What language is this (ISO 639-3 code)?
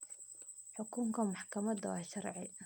som